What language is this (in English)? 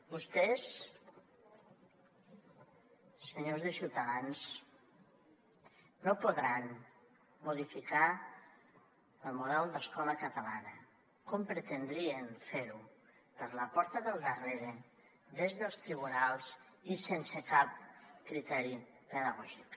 Catalan